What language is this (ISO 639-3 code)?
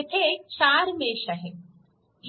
mar